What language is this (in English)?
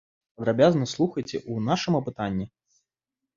Belarusian